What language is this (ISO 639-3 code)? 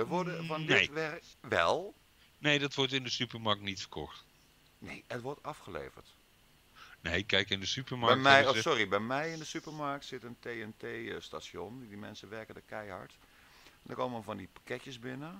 nld